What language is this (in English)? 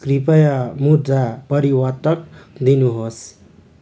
Nepali